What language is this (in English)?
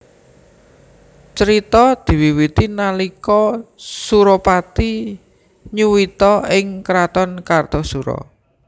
Javanese